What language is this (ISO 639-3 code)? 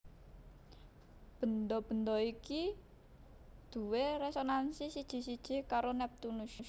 jav